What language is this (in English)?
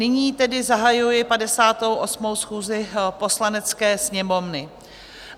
Czech